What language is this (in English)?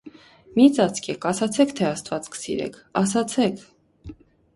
Armenian